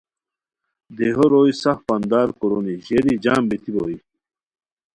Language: Khowar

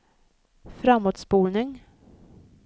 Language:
Swedish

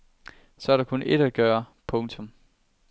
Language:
Danish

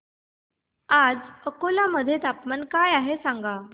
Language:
Marathi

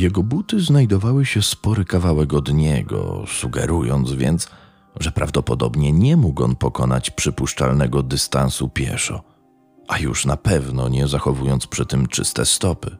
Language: Polish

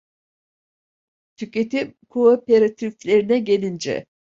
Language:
Turkish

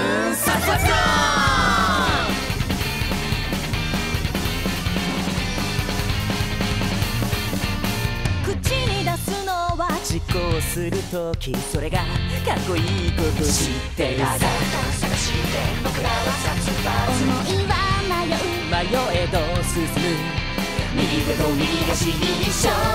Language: Japanese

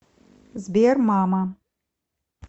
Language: Russian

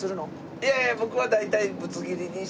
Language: Japanese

